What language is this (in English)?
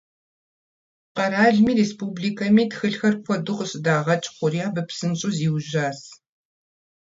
Kabardian